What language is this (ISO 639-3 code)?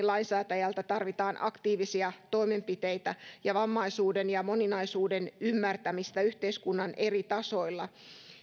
fin